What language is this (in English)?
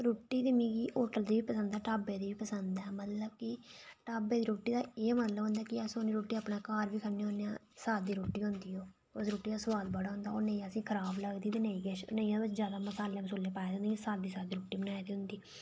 Dogri